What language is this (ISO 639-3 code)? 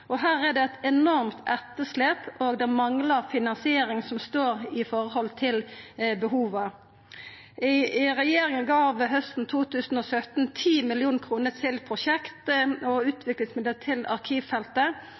nno